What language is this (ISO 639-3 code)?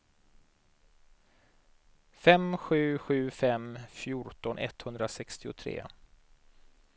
swe